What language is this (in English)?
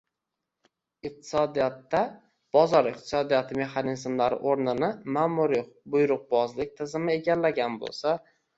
Uzbek